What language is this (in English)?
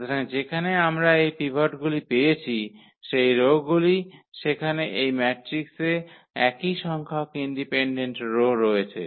Bangla